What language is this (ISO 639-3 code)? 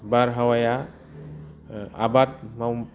brx